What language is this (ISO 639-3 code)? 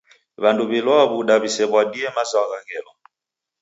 dav